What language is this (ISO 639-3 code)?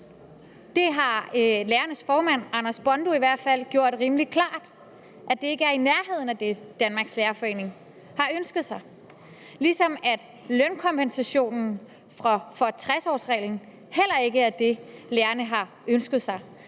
dan